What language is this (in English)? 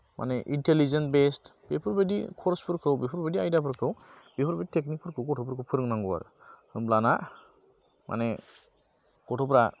Bodo